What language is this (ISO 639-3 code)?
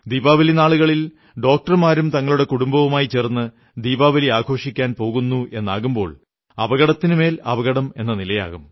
mal